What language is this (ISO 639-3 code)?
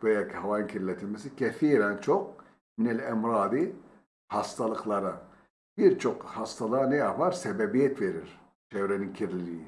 tur